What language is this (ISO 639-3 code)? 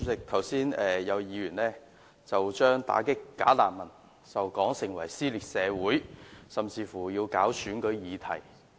yue